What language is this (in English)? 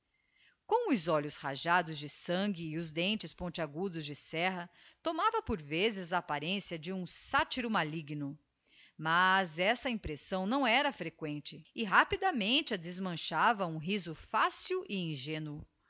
Portuguese